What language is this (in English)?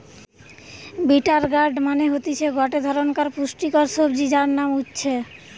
Bangla